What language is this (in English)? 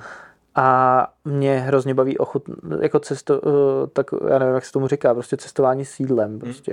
Czech